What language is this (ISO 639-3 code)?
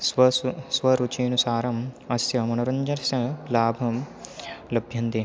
san